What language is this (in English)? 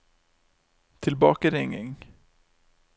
Norwegian